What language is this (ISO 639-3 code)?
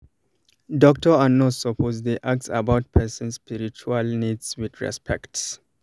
pcm